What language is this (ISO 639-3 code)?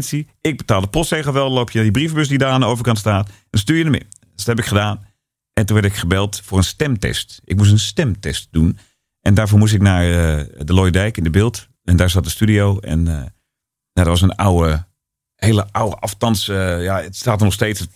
nld